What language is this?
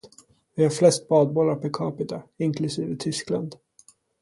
Swedish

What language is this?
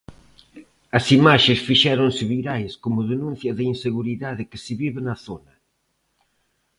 Galician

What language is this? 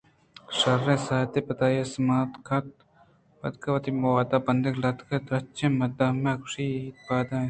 Eastern Balochi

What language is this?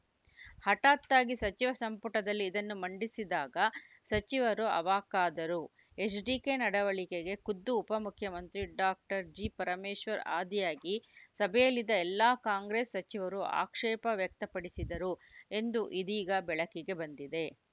Kannada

